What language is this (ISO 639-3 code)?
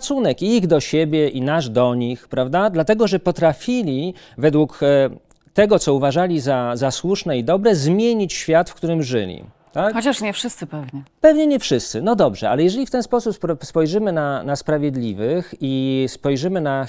pol